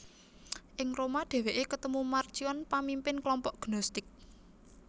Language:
Javanese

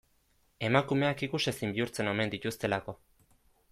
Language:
Basque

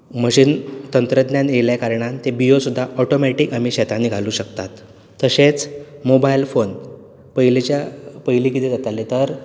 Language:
Konkani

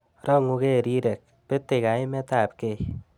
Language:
Kalenjin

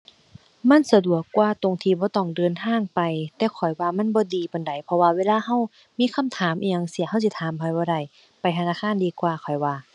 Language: Thai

